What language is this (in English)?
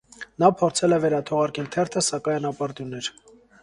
Armenian